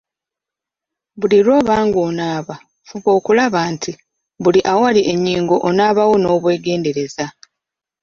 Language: Ganda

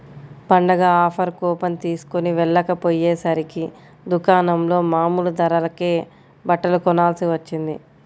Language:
Telugu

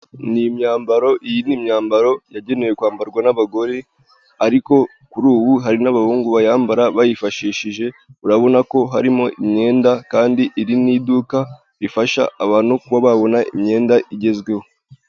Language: Kinyarwanda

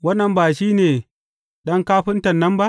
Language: Hausa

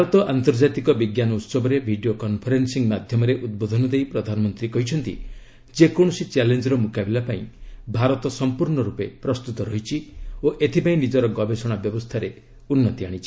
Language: Odia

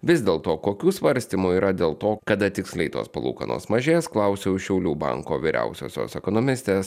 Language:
Lithuanian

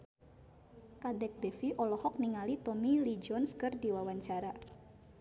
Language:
Sundanese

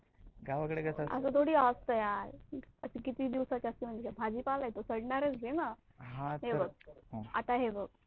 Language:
Marathi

